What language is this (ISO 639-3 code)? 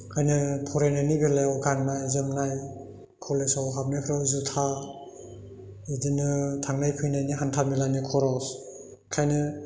brx